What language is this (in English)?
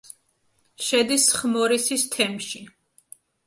Georgian